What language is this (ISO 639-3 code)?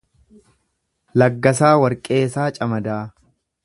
orm